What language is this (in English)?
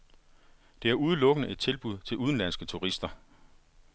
Danish